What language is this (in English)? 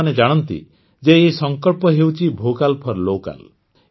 Odia